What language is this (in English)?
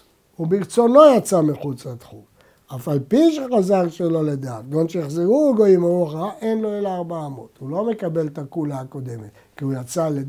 Hebrew